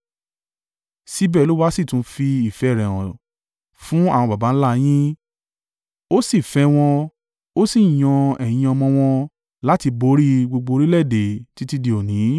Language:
Yoruba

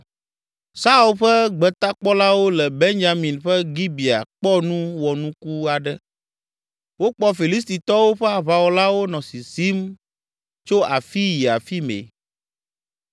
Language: Ewe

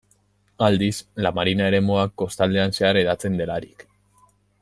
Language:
Basque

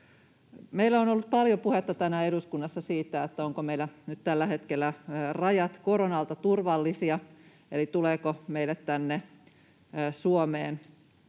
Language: Finnish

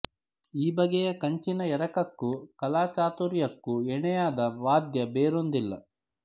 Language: Kannada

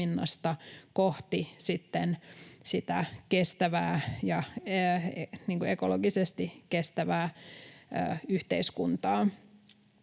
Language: Finnish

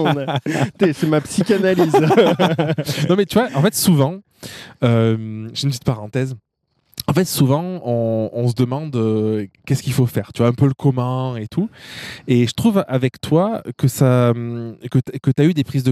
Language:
French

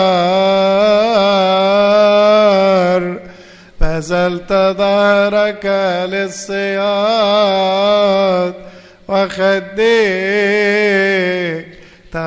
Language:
Arabic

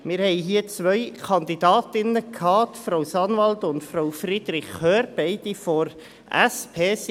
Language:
Swiss German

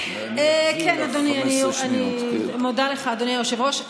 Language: Hebrew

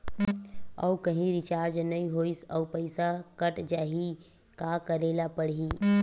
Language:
Chhattisgarhi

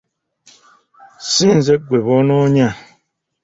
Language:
Ganda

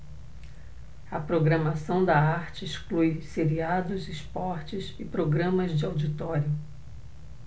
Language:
Portuguese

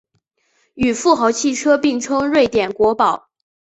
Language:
Chinese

